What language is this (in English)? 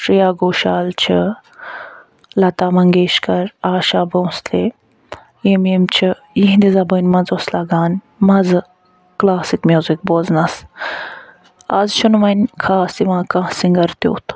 Kashmiri